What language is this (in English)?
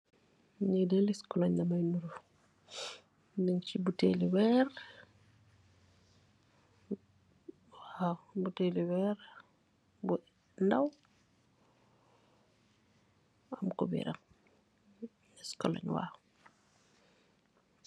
Wolof